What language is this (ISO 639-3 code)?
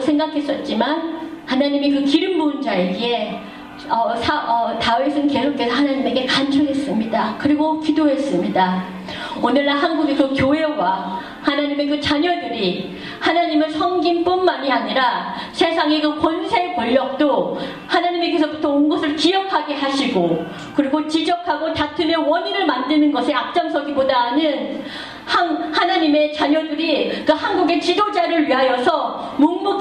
kor